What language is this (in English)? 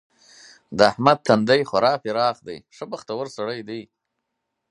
Pashto